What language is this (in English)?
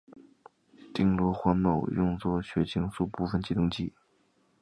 Chinese